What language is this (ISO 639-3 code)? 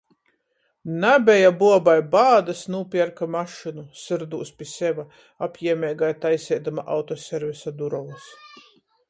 ltg